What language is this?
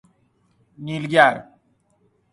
Persian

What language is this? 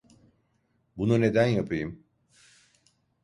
Turkish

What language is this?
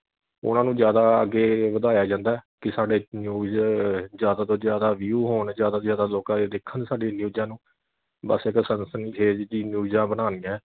Punjabi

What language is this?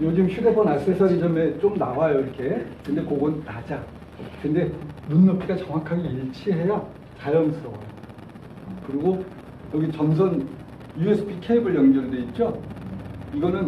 Korean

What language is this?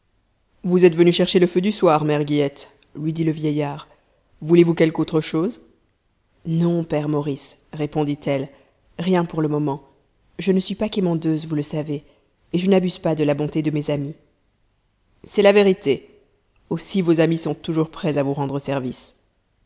French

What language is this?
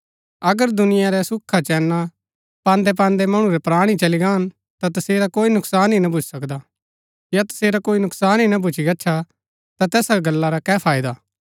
Gaddi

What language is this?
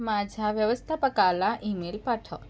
Marathi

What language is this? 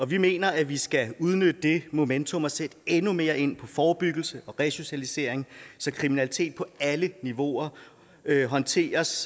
Danish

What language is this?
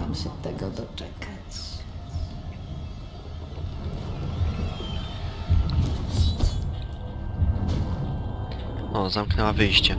Polish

